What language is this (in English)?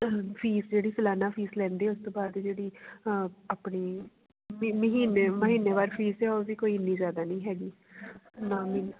Punjabi